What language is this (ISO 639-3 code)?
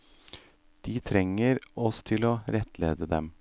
nor